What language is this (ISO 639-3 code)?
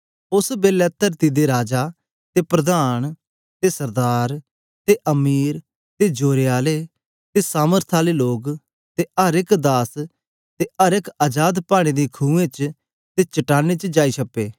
doi